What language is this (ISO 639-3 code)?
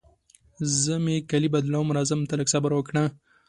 pus